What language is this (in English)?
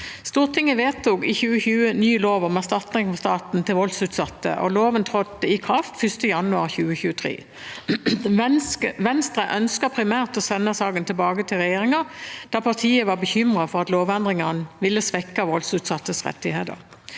Norwegian